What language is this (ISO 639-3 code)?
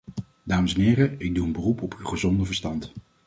nld